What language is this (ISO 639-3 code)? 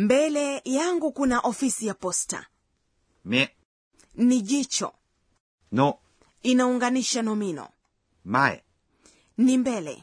swa